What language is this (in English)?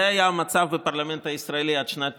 Hebrew